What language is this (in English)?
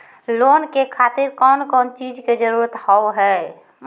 Maithili